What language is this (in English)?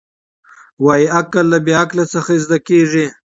Pashto